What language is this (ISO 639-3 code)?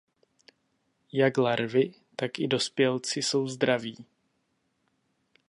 ces